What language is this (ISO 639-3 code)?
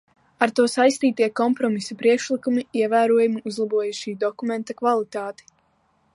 lav